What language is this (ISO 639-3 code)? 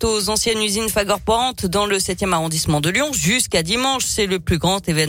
fra